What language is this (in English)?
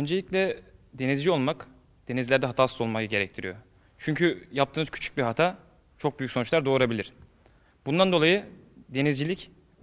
Turkish